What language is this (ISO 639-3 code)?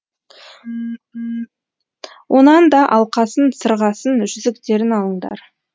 kaz